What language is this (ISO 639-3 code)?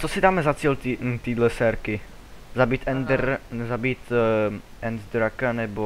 ces